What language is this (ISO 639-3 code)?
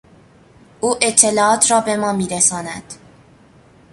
fas